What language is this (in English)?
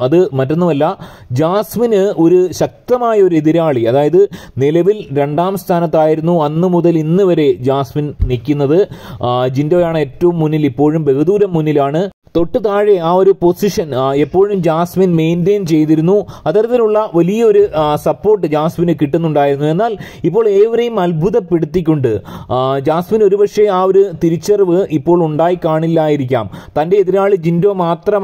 Malayalam